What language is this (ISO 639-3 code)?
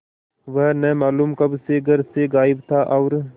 hin